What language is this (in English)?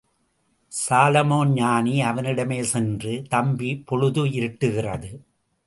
Tamil